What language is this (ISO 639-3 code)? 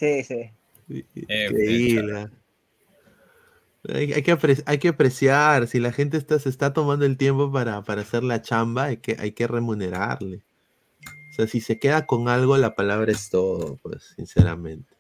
spa